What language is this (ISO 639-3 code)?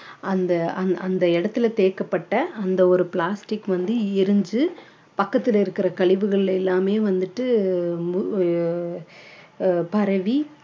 tam